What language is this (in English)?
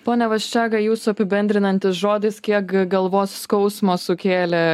Lithuanian